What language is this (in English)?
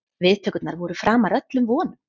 Icelandic